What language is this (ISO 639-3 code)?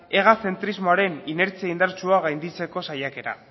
eus